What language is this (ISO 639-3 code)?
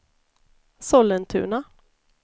swe